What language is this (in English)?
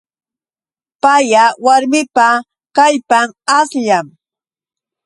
Yauyos Quechua